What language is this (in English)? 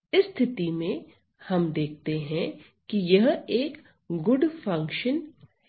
Hindi